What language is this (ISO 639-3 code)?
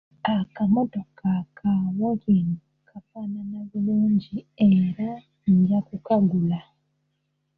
lug